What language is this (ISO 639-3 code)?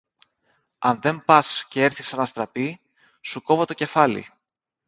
ell